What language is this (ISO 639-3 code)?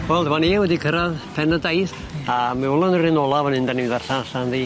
cym